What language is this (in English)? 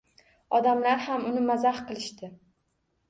Uzbek